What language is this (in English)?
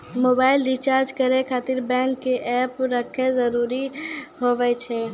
Maithili